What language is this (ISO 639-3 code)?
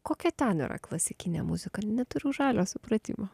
lit